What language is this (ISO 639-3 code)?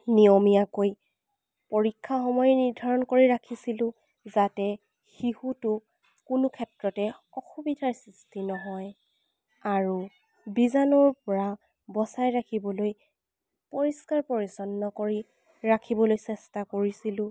asm